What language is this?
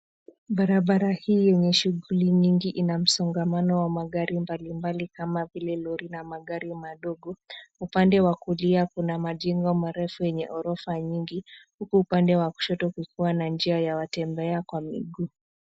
Swahili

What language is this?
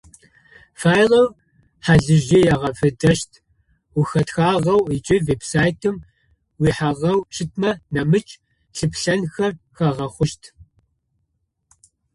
Adyghe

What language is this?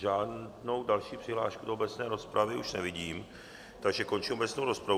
Czech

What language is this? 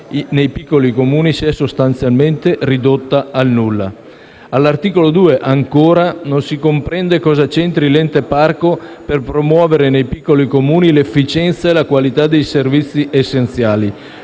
Italian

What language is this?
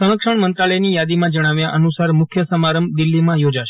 Gujarati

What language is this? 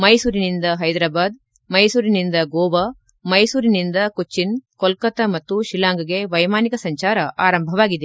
Kannada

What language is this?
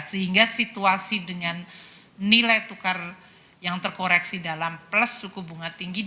Indonesian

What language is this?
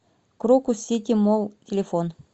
Russian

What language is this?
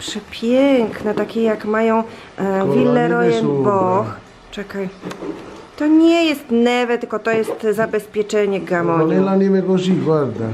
Polish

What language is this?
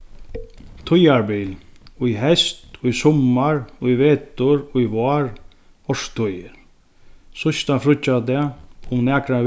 Faroese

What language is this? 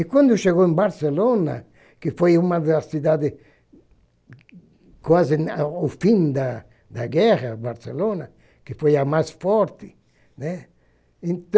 Portuguese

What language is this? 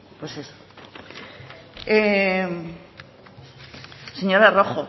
Spanish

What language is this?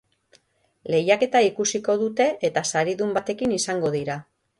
Basque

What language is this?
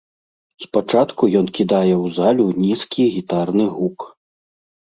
Belarusian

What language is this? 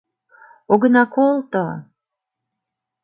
Mari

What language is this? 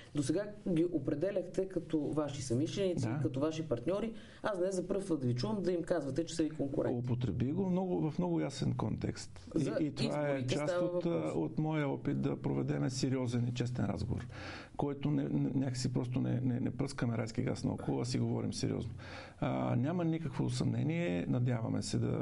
Bulgarian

